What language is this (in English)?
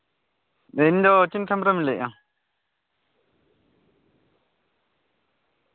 Santali